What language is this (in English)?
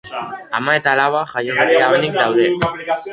Basque